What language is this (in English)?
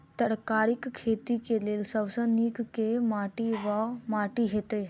Maithili